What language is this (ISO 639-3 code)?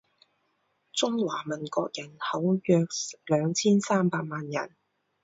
zho